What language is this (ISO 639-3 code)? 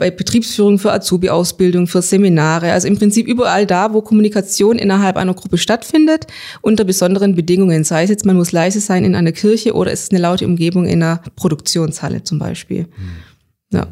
deu